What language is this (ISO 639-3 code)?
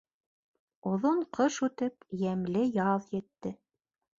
bak